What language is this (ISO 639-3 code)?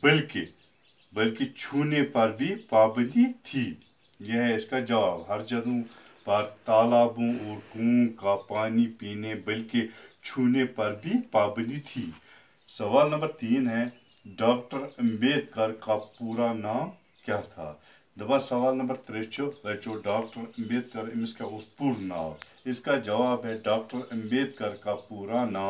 tur